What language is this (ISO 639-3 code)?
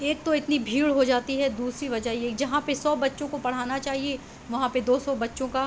urd